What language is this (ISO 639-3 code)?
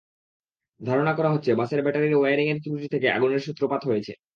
ben